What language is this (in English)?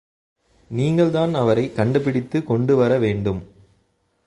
Tamil